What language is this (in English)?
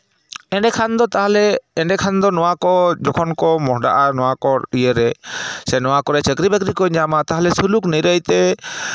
Santali